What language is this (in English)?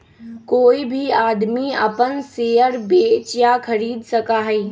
Magahi